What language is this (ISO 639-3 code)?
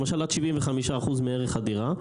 heb